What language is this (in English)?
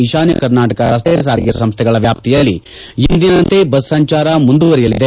Kannada